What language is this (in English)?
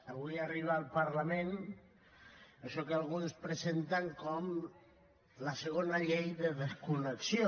Catalan